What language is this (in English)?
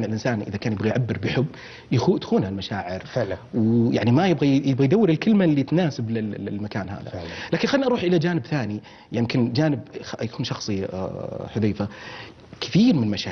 Arabic